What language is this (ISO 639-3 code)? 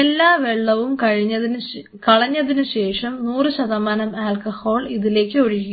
mal